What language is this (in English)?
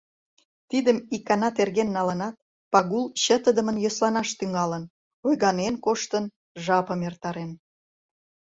Mari